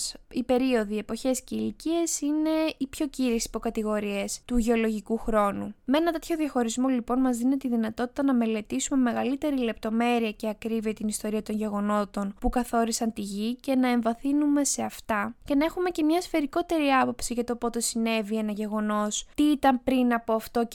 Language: Greek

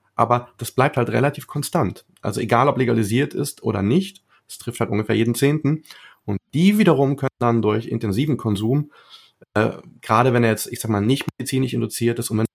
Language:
German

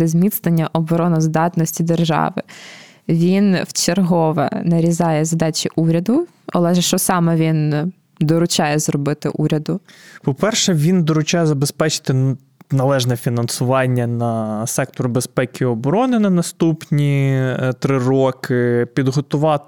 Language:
Ukrainian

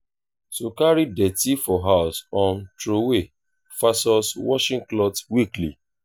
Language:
Nigerian Pidgin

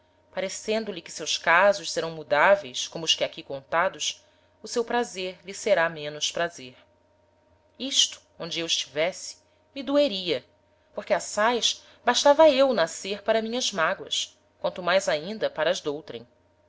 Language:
Portuguese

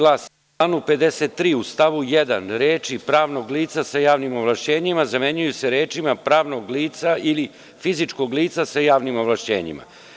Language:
Serbian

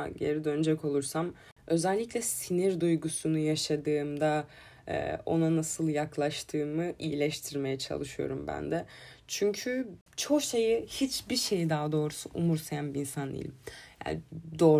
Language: Turkish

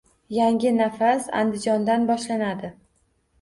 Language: Uzbek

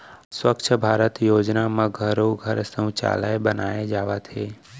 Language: Chhattisgarhi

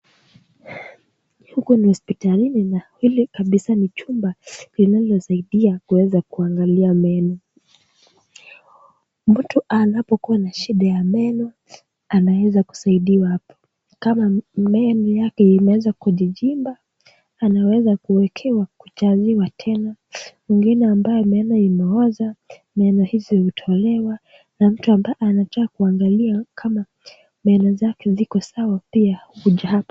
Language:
Swahili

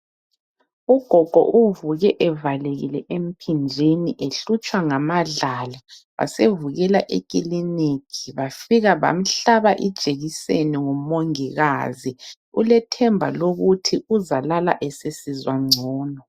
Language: North Ndebele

